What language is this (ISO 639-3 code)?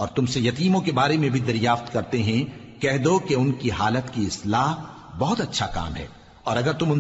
urd